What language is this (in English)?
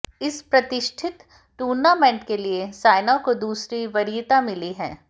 Hindi